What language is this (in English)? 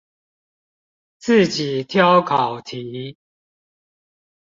Chinese